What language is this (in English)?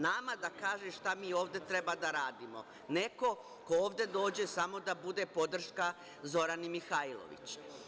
Serbian